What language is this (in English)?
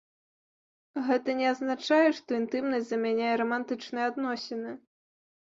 Belarusian